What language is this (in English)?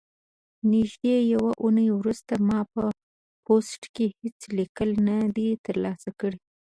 Pashto